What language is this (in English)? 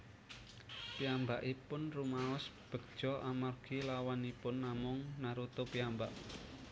Javanese